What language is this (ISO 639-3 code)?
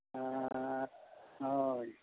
sat